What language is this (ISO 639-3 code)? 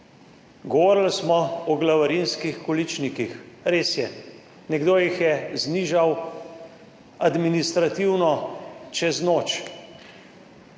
slv